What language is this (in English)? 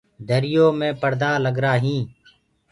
Gurgula